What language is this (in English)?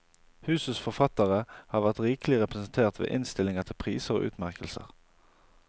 Norwegian